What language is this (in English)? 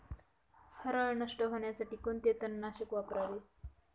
Marathi